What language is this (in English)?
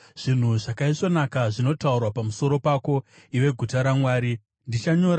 Shona